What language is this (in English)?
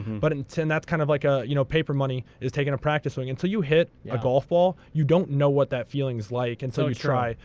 English